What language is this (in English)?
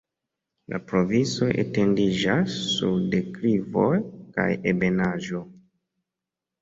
Esperanto